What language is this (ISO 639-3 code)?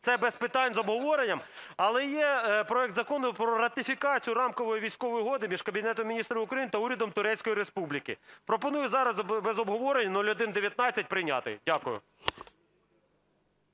ukr